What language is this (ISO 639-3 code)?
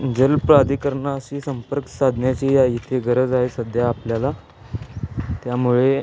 mar